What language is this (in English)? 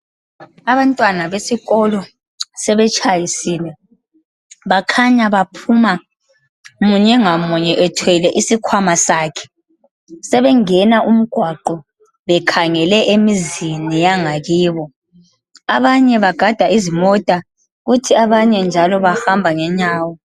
North Ndebele